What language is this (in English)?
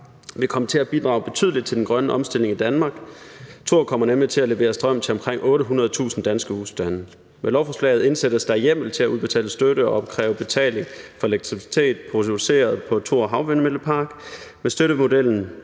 Danish